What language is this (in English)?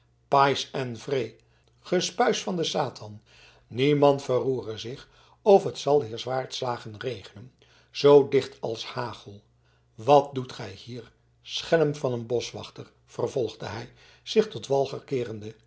Dutch